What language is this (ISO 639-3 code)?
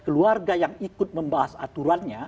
ind